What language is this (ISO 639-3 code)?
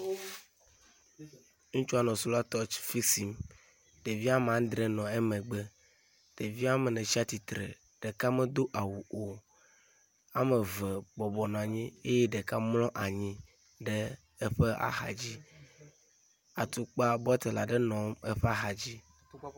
ewe